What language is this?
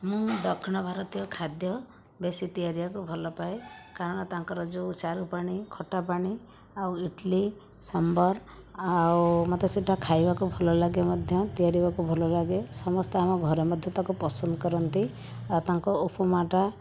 Odia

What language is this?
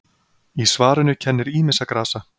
Icelandic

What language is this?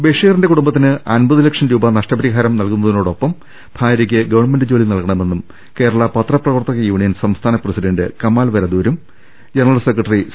Malayalam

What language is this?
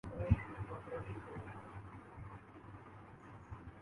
Urdu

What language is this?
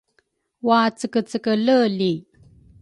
Rukai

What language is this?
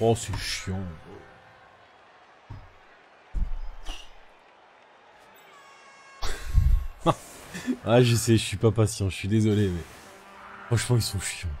French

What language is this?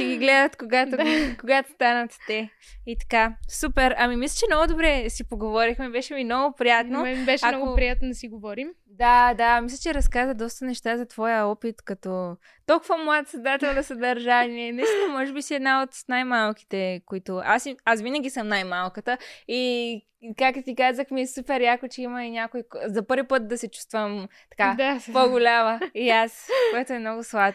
Bulgarian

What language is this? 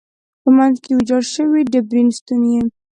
Pashto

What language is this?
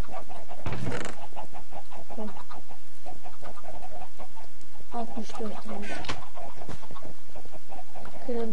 Turkish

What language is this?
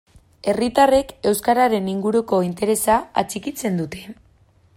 Basque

